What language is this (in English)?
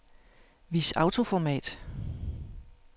Danish